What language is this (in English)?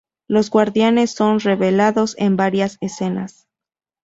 Spanish